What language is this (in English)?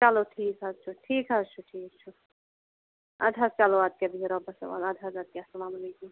Kashmiri